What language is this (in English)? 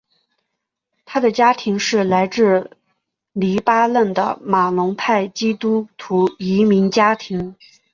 Chinese